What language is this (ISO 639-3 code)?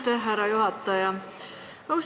est